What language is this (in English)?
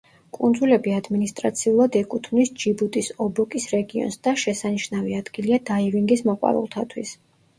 Georgian